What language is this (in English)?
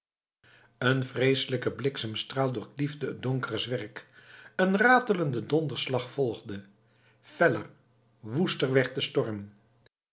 Dutch